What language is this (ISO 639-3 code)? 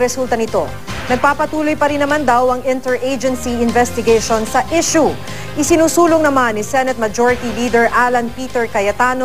fil